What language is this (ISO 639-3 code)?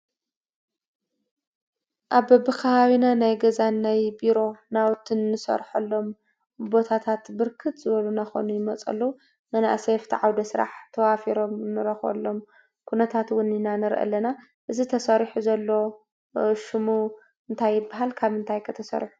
tir